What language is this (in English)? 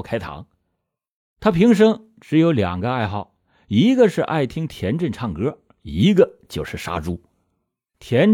Chinese